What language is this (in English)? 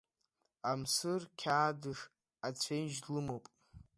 Abkhazian